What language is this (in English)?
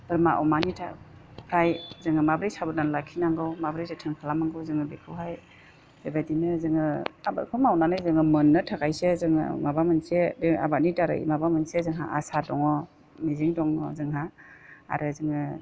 Bodo